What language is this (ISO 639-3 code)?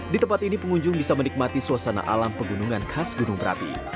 ind